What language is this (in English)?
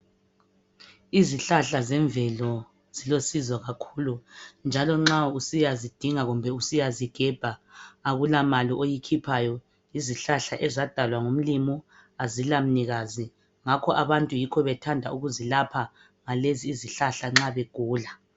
North Ndebele